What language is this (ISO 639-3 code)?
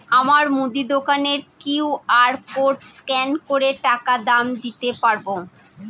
ben